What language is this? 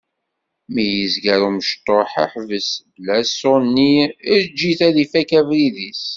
Kabyle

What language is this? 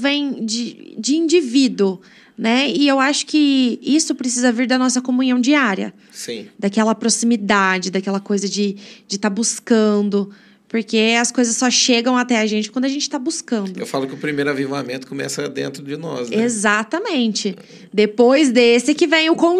Portuguese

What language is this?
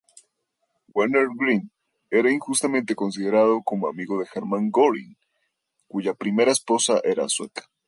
Spanish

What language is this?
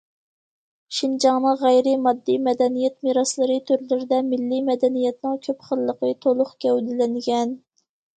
Uyghur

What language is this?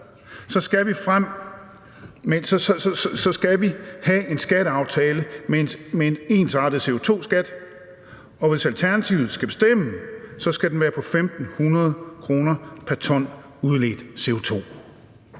Danish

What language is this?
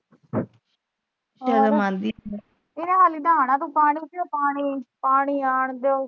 Punjabi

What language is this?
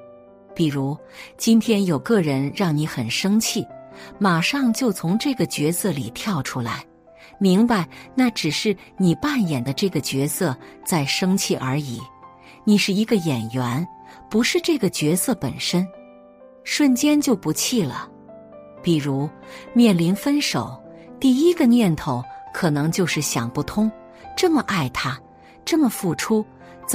Chinese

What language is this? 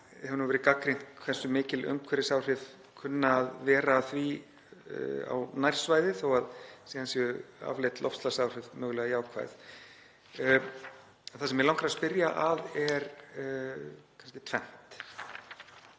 Icelandic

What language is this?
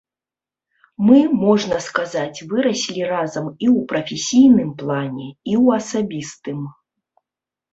Belarusian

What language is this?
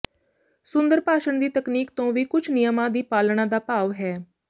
Punjabi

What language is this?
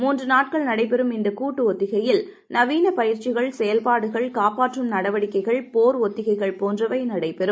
Tamil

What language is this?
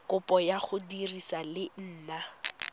Tswana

